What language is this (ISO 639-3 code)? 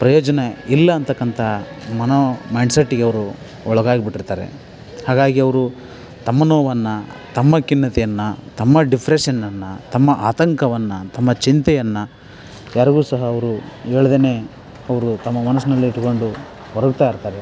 kan